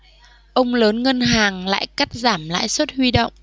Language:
Vietnamese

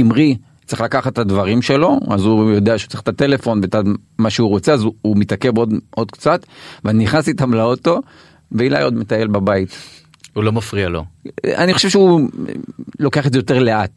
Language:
Hebrew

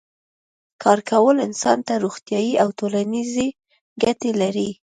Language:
Pashto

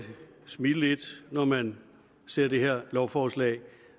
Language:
Danish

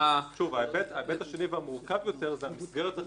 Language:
Hebrew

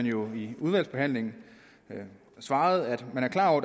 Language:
Danish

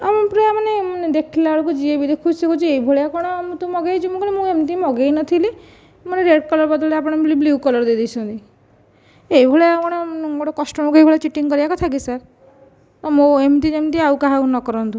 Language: Odia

